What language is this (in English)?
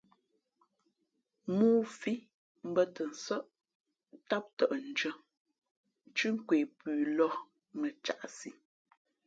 Fe'fe'